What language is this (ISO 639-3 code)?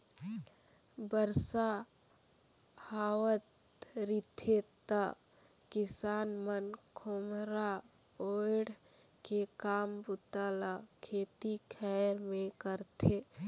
hne